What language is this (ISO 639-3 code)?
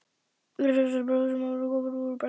isl